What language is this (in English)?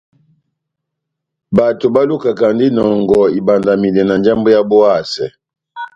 Batanga